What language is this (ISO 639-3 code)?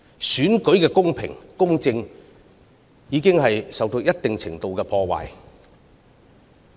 yue